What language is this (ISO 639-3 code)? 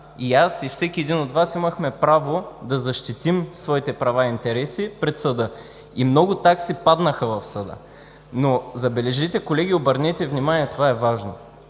bul